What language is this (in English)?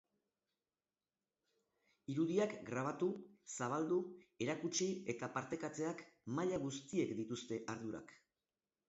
Basque